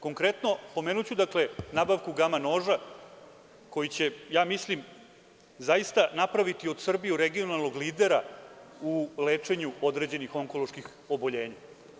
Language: Serbian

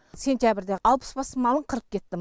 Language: Kazakh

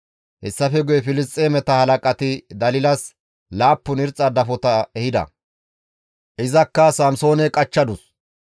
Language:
Gamo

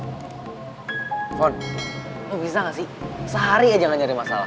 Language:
Indonesian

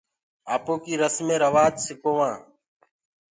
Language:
Gurgula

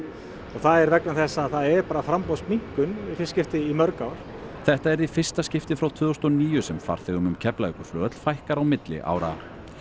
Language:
Icelandic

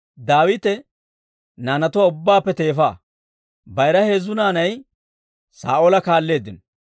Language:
Dawro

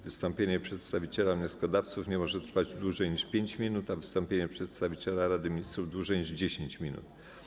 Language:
Polish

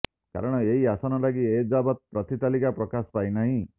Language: Odia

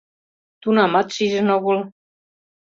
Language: Mari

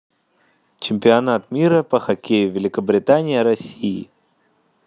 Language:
Russian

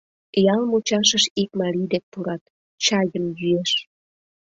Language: Mari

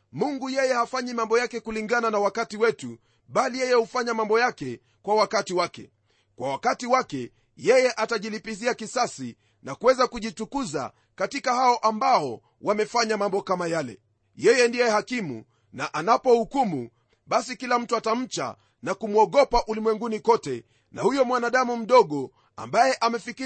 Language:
Swahili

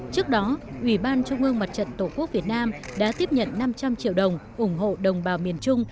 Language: Vietnamese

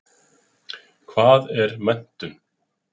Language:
Icelandic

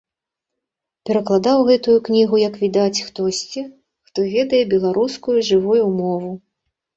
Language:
Belarusian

